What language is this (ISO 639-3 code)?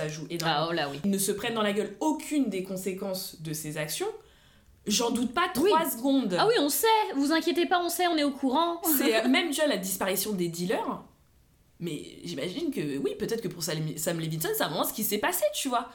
fra